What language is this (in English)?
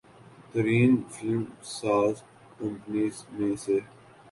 Urdu